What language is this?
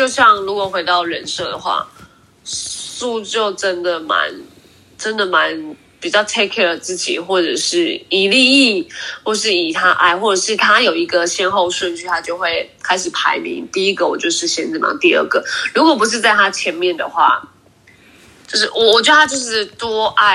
Chinese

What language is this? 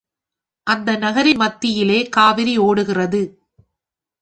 Tamil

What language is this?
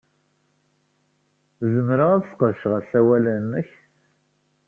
Kabyle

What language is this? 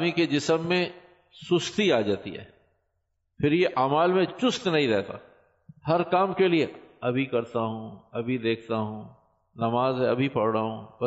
Urdu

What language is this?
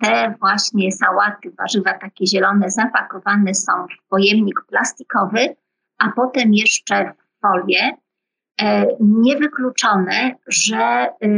Polish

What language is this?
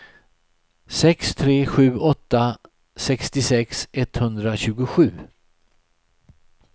Swedish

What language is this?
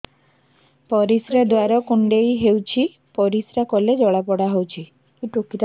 Odia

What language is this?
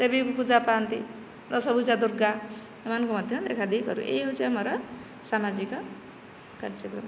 Odia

